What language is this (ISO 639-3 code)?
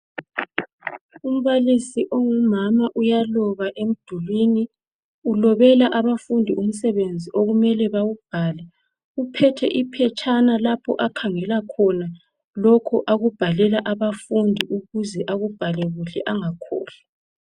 nde